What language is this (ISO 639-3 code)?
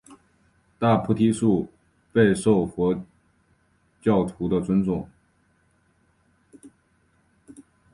zho